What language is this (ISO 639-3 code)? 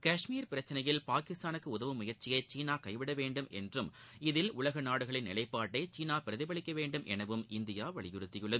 tam